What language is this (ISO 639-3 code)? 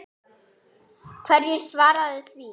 isl